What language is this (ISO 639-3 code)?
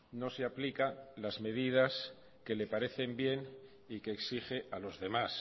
spa